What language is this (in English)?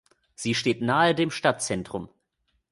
German